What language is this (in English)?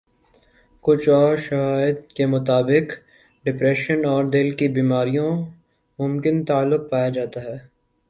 Urdu